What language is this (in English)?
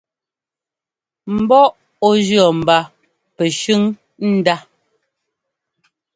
Ngomba